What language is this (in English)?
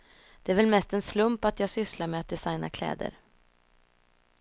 Swedish